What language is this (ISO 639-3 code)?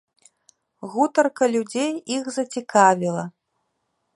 bel